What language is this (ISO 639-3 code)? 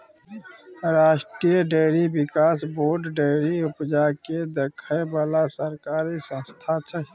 mai